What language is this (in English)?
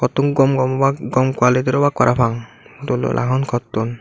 Chakma